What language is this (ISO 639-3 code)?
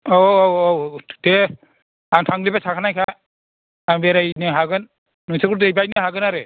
brx